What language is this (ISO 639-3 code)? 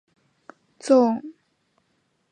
zho